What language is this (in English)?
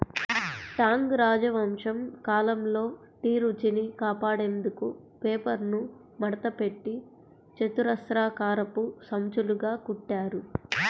Telugu